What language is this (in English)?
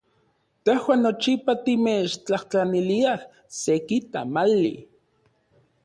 Central Puebla Nahuatl